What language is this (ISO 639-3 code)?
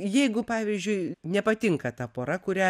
lit